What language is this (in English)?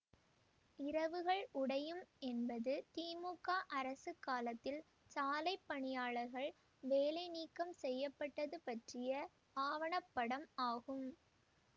Tamil